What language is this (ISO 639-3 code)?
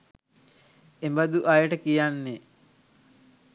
sin